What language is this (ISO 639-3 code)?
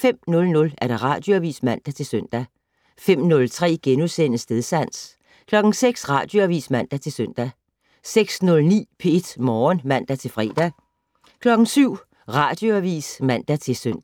dan